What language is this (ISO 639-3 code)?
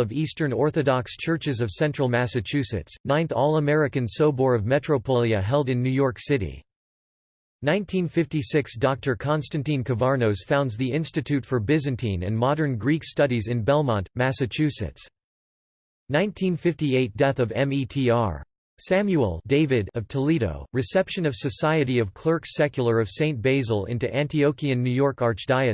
eng